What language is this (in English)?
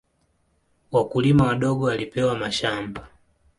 Swahili